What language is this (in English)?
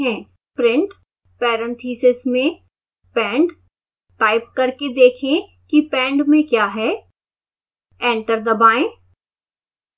Hindi